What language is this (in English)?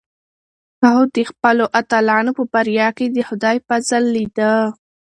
Pashto